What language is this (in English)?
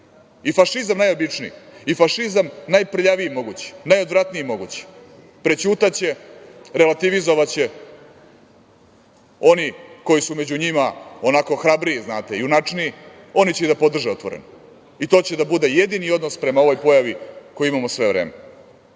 Serbian